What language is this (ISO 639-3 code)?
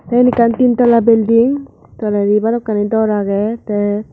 ccp